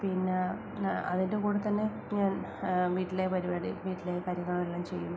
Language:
Malayalam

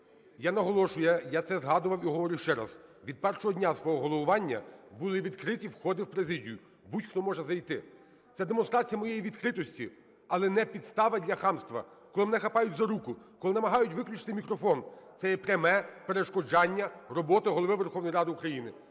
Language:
Ukrainian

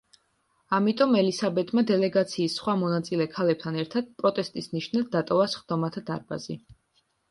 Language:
Georgian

